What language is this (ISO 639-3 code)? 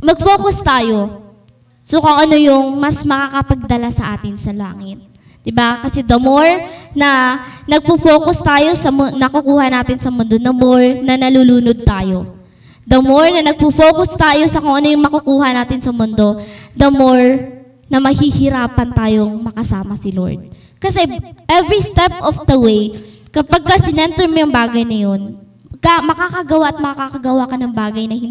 fil